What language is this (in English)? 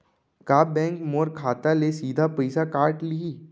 Chhattisgarhi